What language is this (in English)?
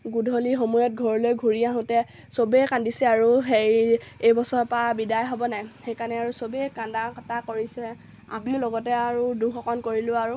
Assamese